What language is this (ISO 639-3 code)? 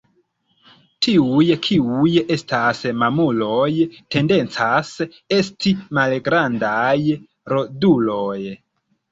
epo